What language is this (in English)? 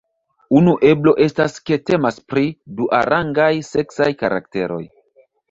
Esperanto